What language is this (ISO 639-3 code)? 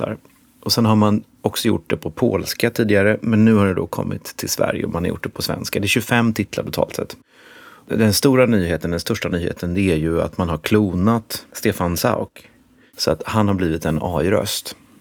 swe